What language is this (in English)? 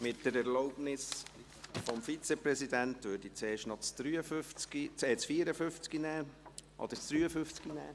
Swiss German